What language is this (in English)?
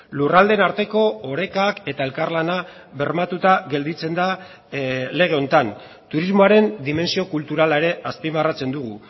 Basque